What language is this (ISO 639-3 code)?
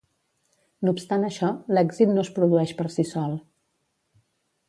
cat